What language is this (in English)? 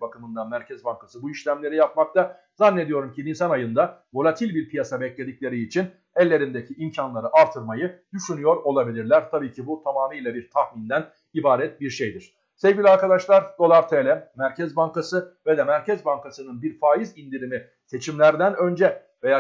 Turkish